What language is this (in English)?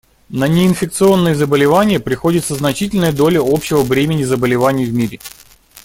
Russian